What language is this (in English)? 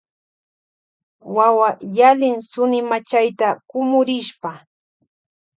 Loja Highland Quichua